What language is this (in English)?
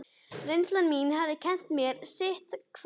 Icelandic